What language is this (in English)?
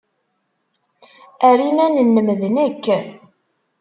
Kabyle